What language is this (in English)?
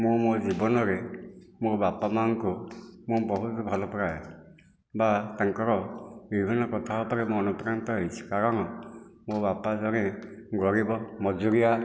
Odia